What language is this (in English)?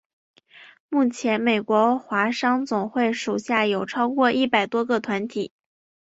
Chinese